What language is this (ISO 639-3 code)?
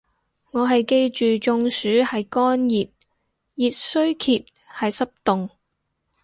yue